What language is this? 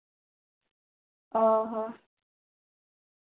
Santali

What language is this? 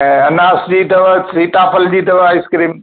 Sindhi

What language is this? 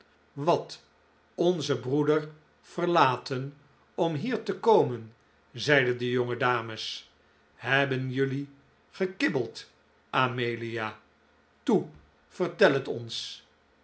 Dutch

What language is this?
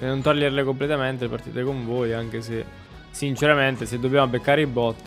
Italian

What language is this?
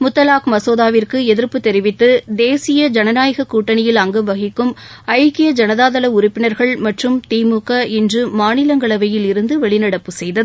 Tamil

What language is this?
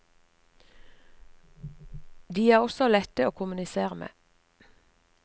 Norwegian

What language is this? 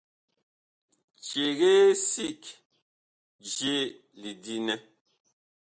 Bakoko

